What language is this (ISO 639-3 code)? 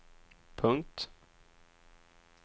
swe